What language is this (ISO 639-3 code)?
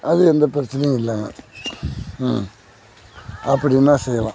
tam